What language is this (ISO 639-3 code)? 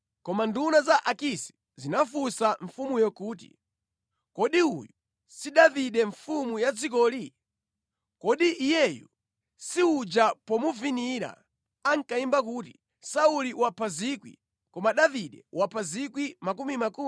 nya